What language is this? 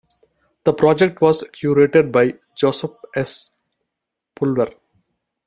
English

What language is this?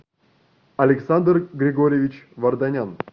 Russian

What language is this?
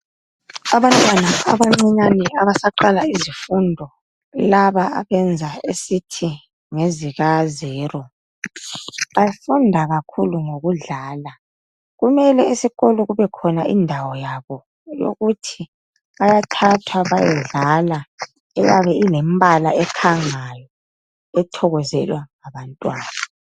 North Ndebele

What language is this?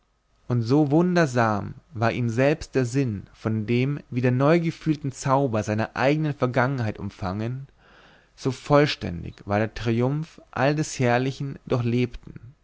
German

